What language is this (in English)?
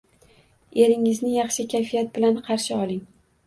Uzbek